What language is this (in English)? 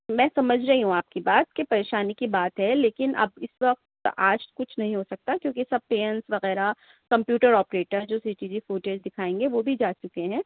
Urdu